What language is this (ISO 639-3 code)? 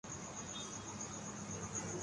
urd